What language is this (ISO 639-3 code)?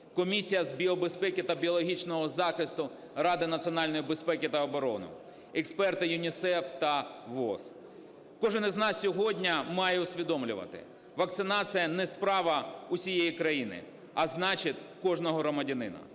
ukr